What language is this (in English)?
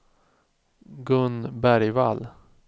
Swedish